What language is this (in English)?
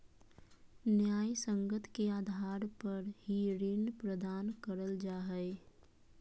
Magahi